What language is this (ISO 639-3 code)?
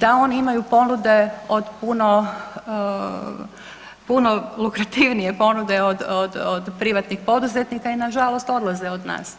hrv